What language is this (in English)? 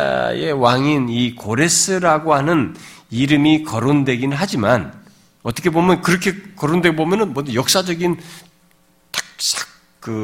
Korean